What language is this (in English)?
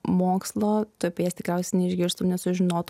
Lithuanian